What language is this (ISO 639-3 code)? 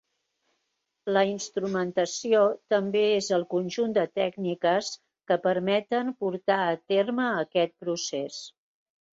cat